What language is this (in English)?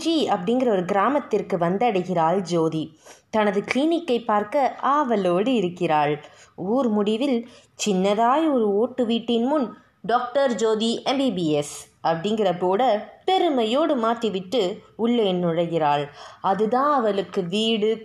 Tamil